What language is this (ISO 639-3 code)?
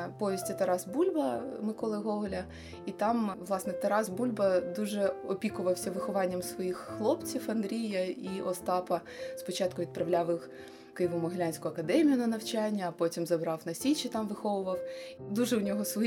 ukr